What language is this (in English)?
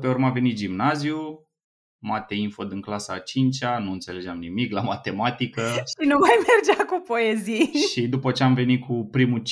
Romanian